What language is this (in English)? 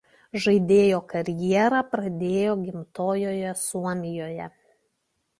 Lithuanian